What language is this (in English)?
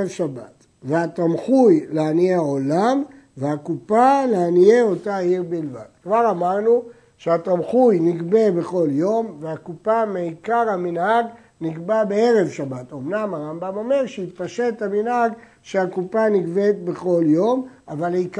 Hebrew